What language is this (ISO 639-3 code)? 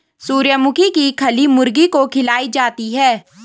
hin